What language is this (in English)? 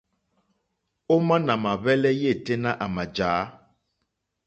Mokpwe